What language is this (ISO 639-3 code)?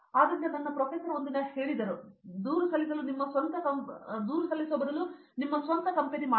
kan